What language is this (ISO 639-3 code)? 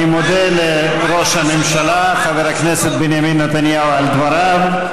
heb